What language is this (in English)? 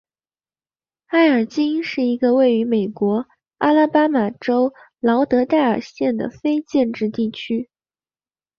Chinese